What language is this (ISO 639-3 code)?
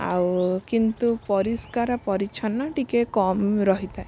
ori